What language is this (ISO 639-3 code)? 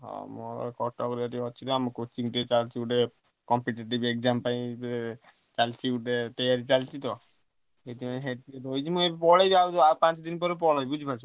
ori